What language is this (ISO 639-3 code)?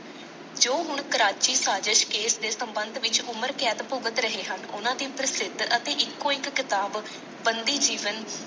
pan